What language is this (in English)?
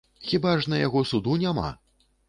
Belarusian